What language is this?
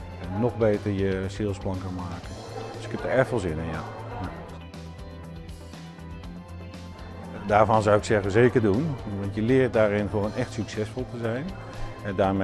Dutch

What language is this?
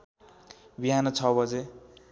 Nepali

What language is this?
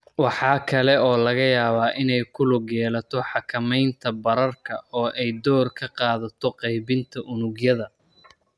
Somali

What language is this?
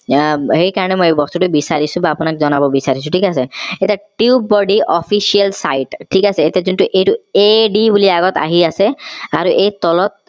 Assamese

